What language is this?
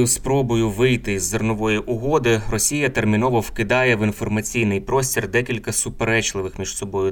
Ukrainian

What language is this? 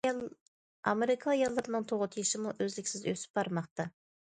Uyghur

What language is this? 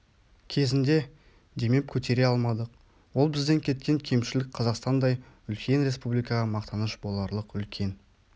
Kazakh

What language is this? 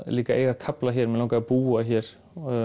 Icelandic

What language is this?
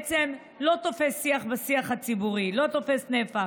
Hebrew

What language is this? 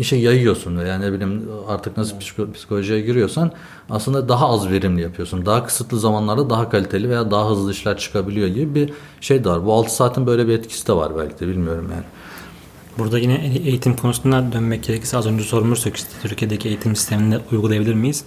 Turkish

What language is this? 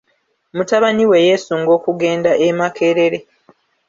Ganda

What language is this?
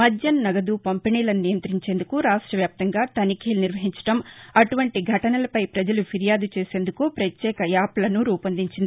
Telugu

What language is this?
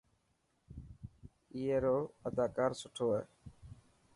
Dhatki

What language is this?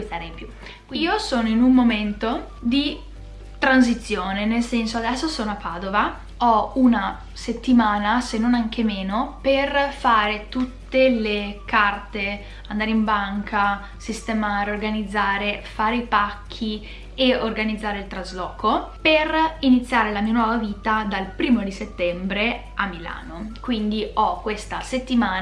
Italian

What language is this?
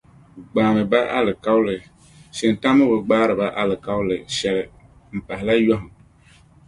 Dagbani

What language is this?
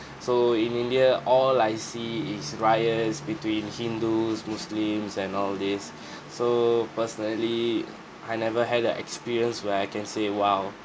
English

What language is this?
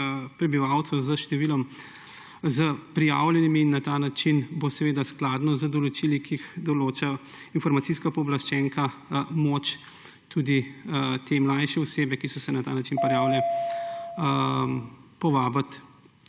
Slovenian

